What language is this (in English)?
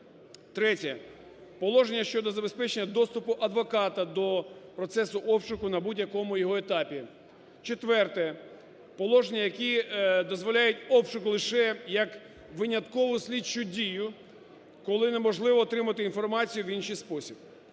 Ukrainian